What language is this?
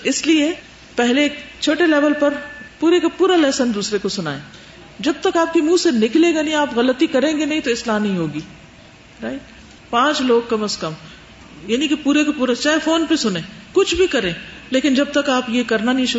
Urdu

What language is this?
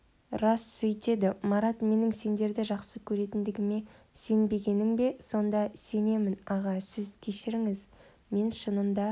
Kazakh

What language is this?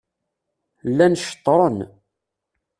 Kabyle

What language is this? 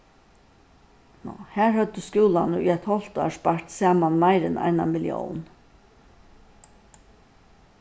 Faroese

